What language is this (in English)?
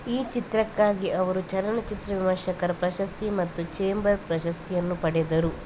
Kannada